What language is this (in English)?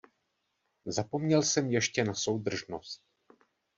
Czech